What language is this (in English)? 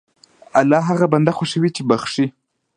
Pashto